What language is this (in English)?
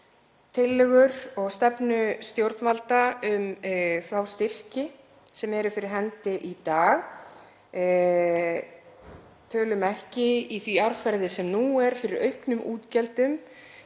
Icelandic